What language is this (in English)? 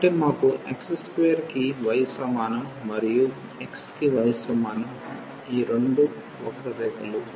Telugu